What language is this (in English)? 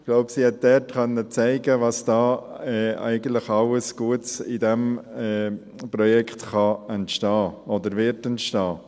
Swiss German